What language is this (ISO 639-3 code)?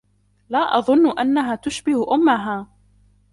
ara